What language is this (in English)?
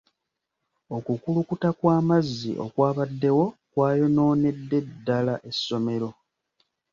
Ganda